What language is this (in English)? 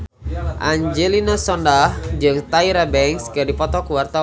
Sundanese